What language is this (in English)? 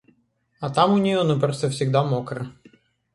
Russian